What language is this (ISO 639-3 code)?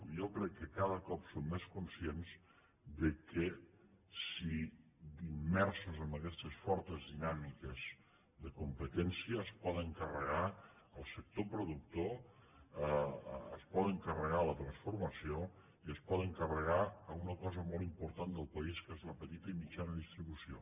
cat